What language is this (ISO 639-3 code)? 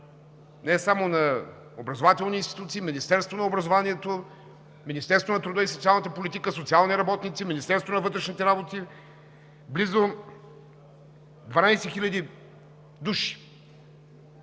bul